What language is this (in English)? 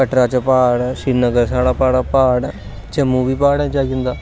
Dogri